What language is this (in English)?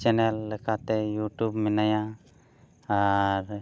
Santali